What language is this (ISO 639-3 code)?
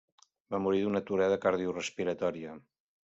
cat